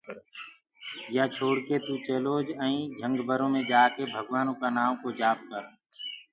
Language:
Gurgula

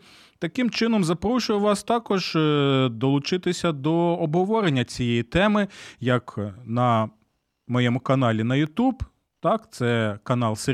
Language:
Ukrainian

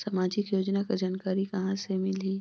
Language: Chhattisgarhi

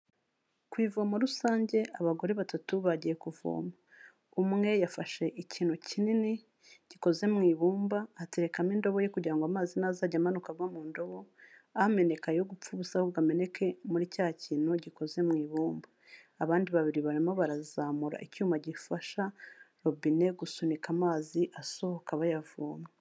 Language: Kinyarwanda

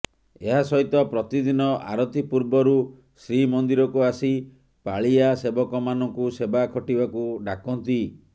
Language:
Odia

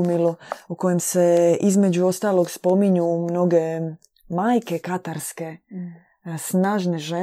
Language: Croatian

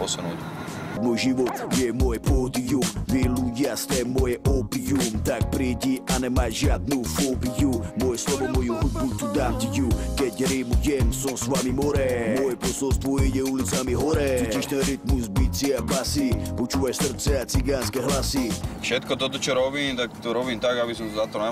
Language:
Slovak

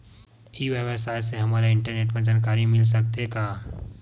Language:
Chhattisgarhi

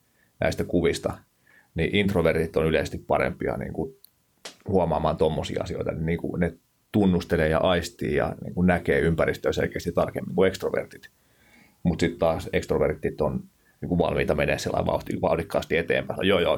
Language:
Finnish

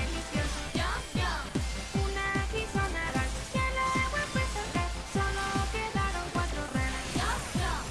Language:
Spanish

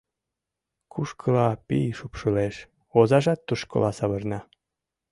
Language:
Mari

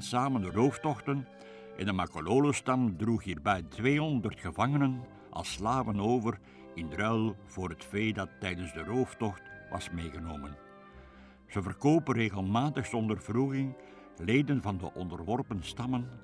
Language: Dutch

